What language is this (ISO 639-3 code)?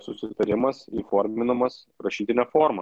lit